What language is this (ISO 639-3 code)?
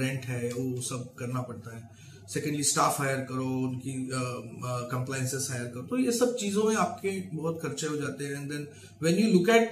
hin